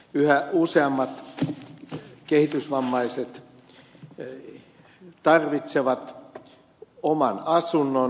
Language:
Finnish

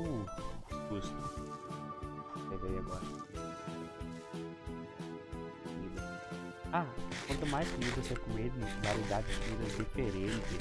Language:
Portuguese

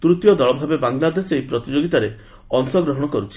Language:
Odia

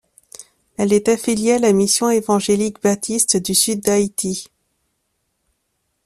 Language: French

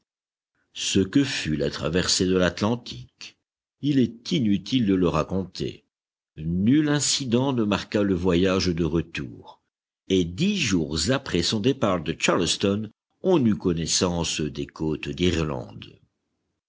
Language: French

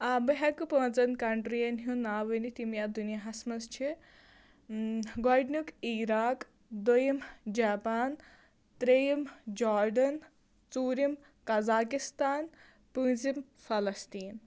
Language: Kashmiri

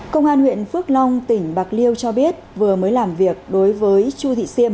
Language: Vietnamese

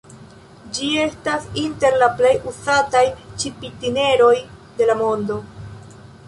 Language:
Esperanto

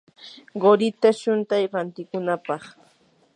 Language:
Yanahuanca Pasco Quechua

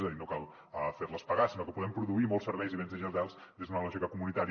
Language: Catalan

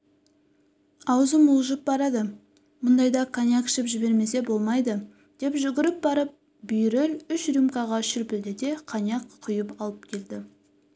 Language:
Kazakh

